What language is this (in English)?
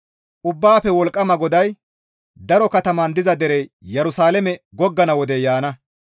Gamo